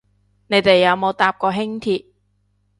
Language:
Cantonese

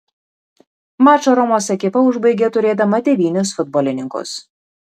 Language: Lithuanian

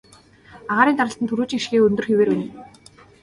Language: Mongolian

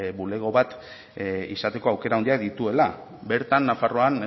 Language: Basque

